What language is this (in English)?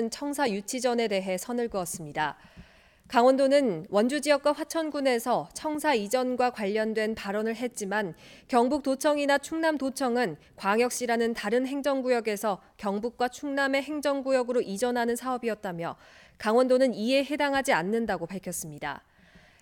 Korean